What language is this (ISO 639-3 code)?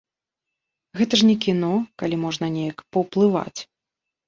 bel